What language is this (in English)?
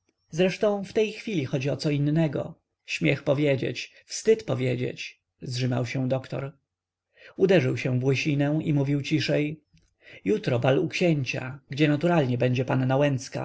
Polish